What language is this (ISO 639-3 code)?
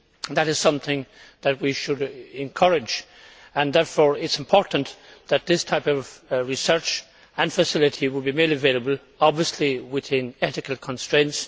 eng